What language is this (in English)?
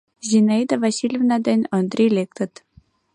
Mari